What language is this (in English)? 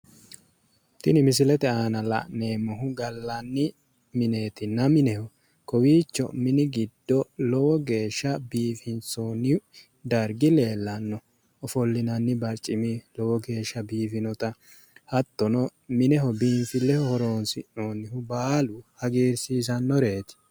Sidamo